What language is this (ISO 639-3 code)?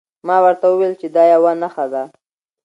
pus